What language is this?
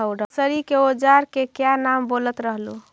Magahi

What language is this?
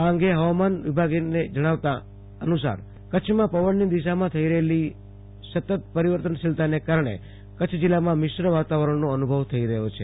Gujarati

